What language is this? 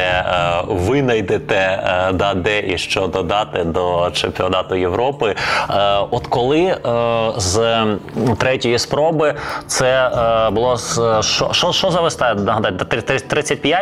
Ukrainian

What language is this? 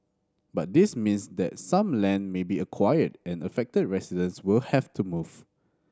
English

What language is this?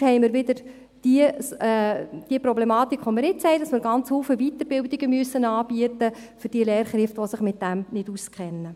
Swiss German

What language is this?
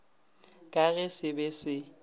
Northern Sotho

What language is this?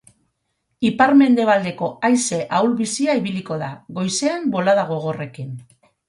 Basque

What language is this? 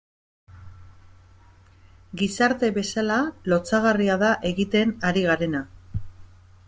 Basque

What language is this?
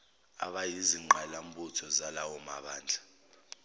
Zulu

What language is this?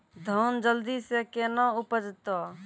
Maithili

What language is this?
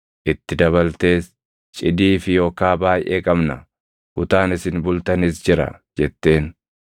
Oromo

